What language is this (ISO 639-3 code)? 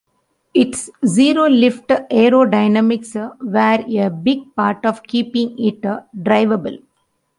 eng